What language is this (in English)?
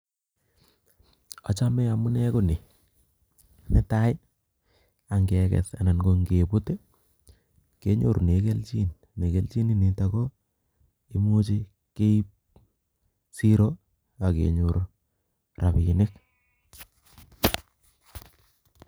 Kalenjin